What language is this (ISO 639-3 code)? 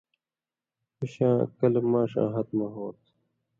mvy